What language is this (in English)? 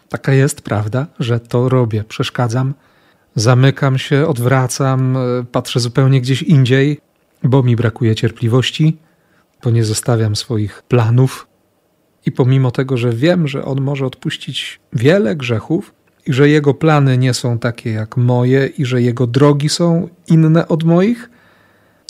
Polish